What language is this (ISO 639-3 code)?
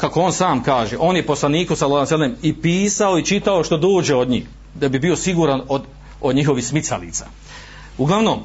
hrv